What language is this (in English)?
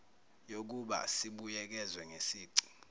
Zulu